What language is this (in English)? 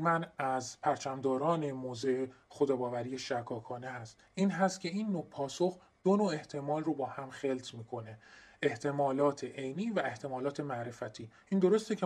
Persian